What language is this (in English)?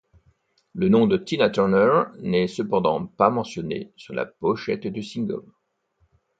French